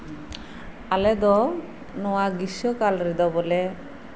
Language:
Santali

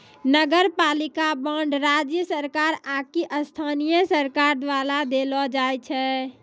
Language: Maithili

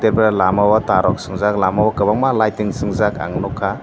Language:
Kok Borok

